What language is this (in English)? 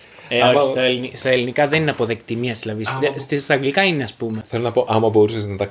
Greek